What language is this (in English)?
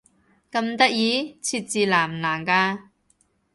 Cantonese